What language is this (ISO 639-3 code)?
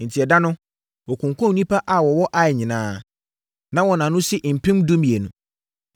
aka